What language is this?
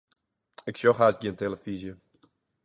Western Frisian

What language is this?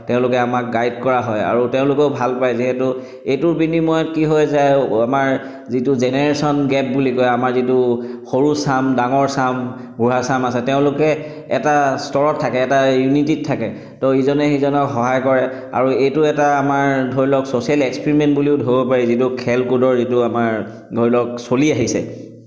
Assamese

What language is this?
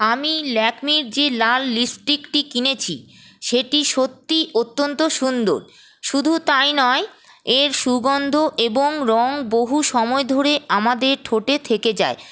Bangla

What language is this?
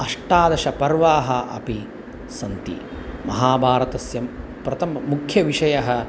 Sanskrit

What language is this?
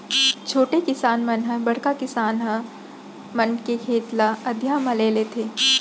Chhattisgarhi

